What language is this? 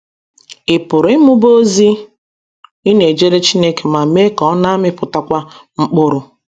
Igbo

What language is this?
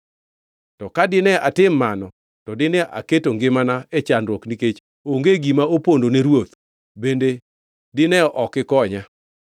Luo (Kenya and Tanzania)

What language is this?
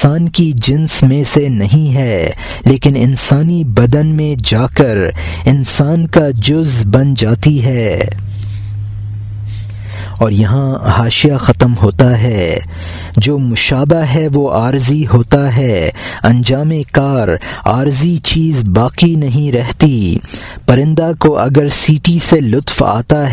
Urdu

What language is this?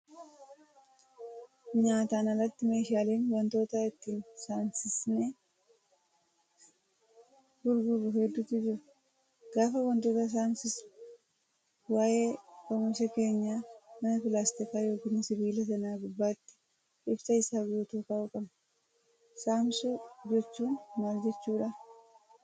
Oromo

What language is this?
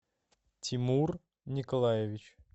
Russian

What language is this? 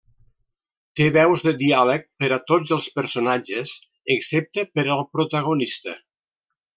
Catalan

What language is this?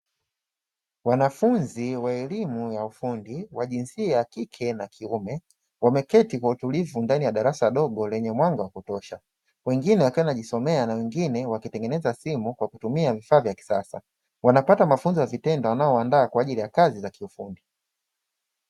Swahili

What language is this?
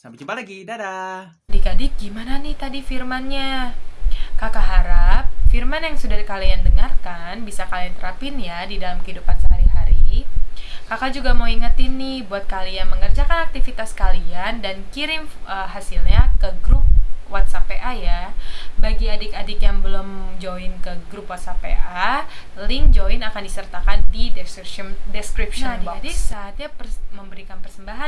Indonesian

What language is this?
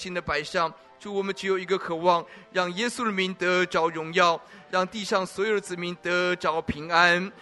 Chinese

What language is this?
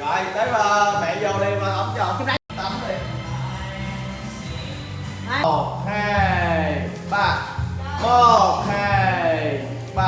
Vietnamese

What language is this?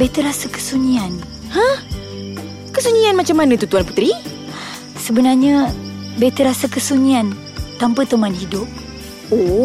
Malay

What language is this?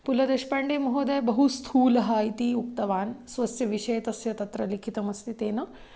Sanskrit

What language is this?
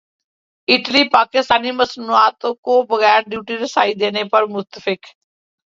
Urdu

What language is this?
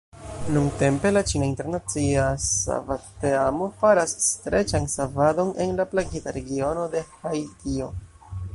Esperanto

